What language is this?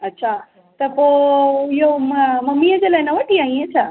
Sindhi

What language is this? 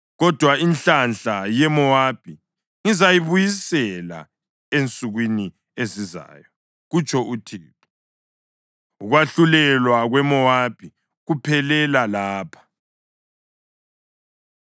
North Ndebele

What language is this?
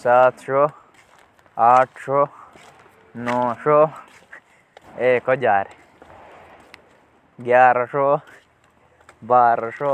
Jaunsari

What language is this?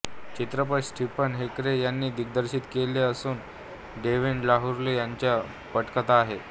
Marathi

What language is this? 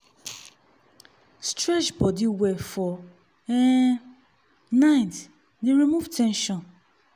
Nigerian Pidgin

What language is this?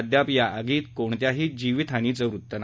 Marathi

